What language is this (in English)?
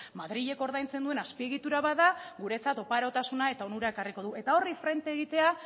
Basque